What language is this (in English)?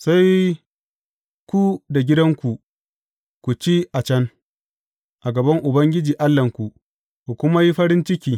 Hausa